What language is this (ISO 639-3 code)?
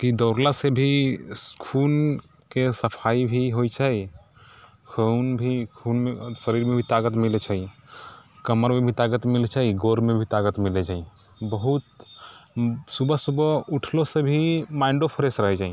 mai